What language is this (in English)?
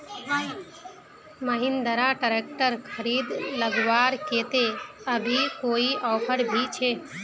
Magahi